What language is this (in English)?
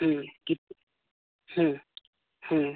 Santali